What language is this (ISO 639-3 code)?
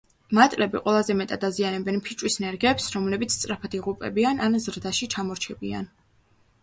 kat